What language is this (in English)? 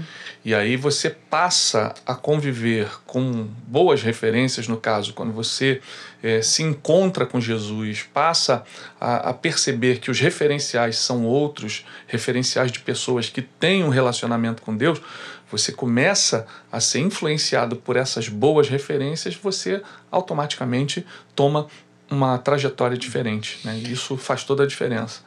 Portuguese